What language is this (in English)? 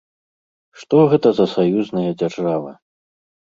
Belarusian